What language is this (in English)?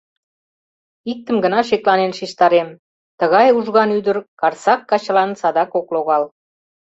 Mari